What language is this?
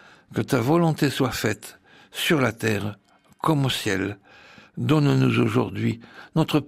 French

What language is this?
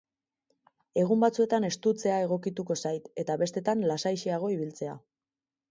Basque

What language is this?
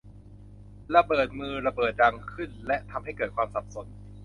Thai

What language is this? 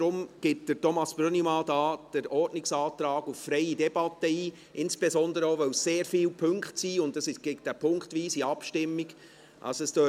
Swiss German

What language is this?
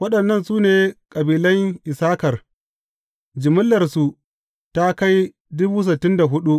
Hausa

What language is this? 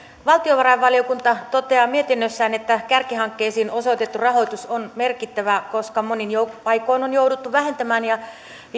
Finnish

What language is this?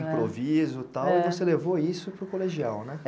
Portuguese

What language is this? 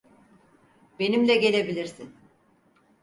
Turkish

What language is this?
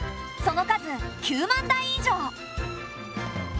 Japanese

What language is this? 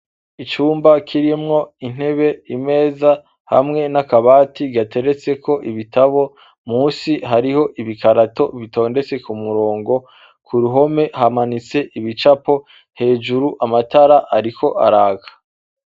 Rundi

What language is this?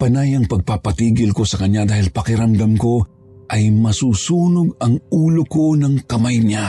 Filipino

